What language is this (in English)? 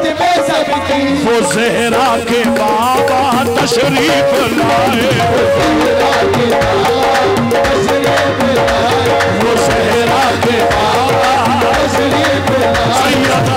Arabic